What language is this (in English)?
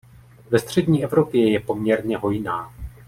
Czech